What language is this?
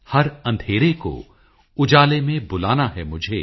Punjabi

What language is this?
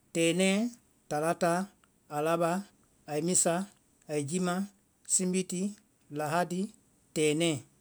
Vai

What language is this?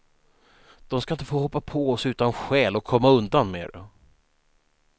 Swedish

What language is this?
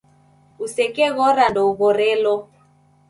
Taita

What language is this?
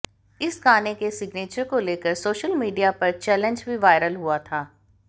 Hindi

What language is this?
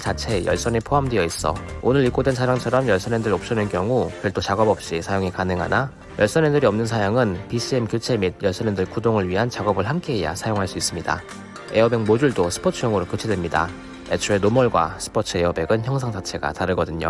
Korean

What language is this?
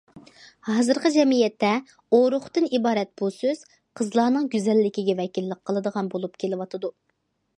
Uyghur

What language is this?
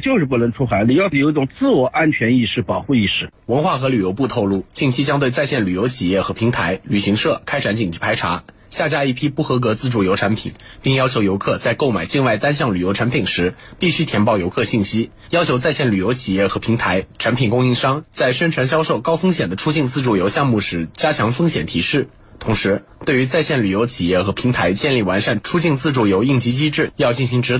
Chinese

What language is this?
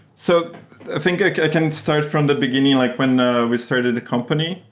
English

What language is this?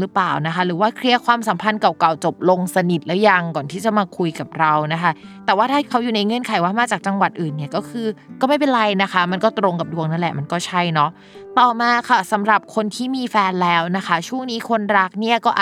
Thai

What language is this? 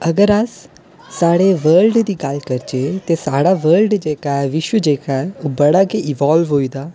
Dogri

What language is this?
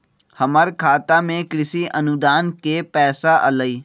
Magahi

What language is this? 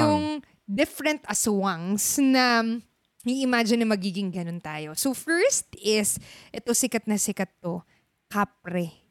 Filipino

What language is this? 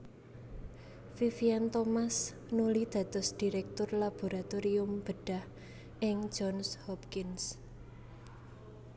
Javanese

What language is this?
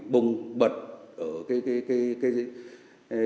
Vietnamese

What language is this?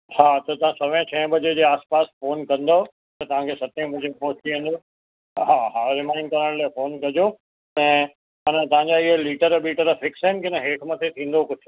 Sindhi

